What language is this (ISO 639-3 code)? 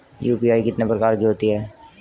hin